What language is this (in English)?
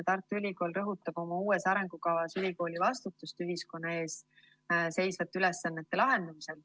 Estonian